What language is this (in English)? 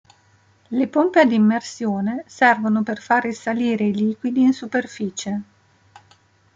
Italian